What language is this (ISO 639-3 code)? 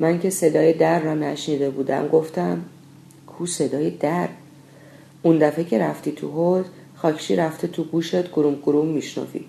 fas